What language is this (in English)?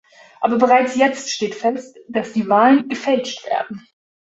German